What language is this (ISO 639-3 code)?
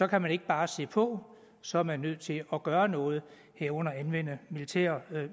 dan